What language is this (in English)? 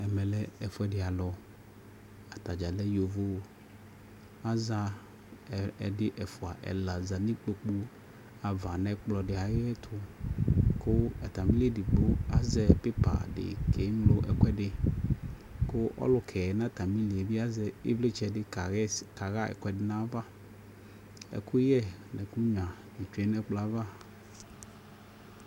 Ikposo